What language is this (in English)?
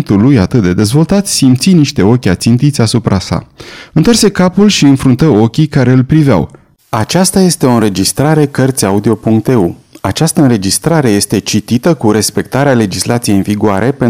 Romanian